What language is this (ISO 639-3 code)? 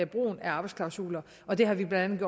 dan